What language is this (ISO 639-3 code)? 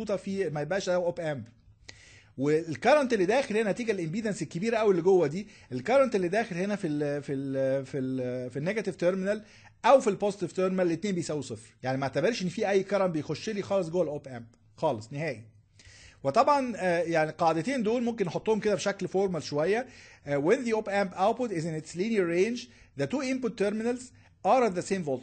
ara